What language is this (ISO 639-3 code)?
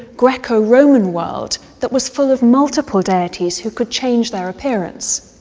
eng